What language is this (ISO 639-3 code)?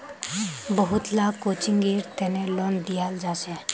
mag